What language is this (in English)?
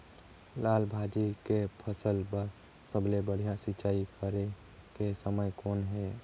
Chhattisgarhi